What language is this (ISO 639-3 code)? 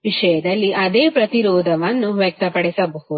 kan